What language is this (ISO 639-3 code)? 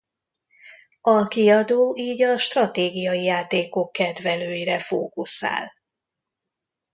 hun